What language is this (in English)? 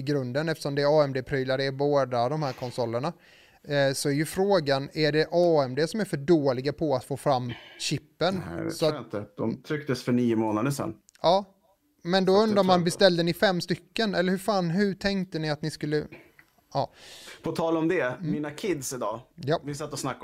Swedish